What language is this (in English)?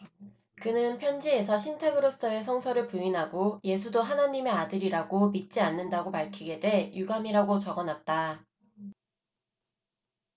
Korean